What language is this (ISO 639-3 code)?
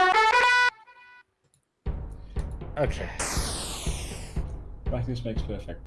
eng